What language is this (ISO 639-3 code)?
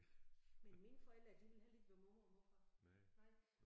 dan